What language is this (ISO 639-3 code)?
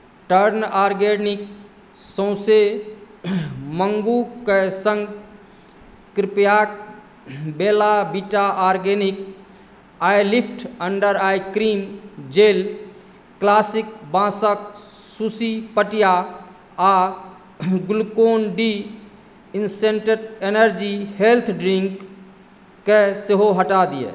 mai